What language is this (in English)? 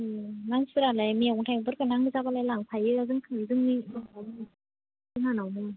Bodo